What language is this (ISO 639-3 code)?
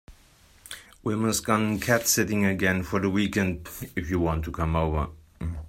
eng